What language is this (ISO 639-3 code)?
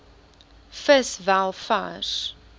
afr